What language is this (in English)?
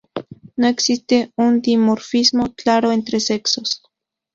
Spanish